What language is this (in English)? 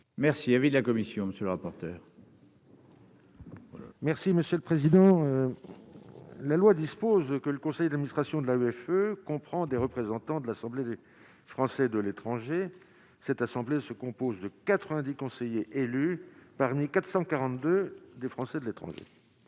French